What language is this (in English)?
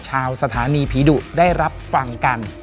Thai